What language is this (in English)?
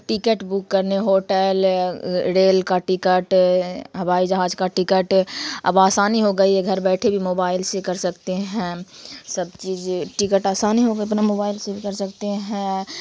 Urdu